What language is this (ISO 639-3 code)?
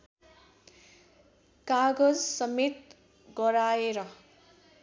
nep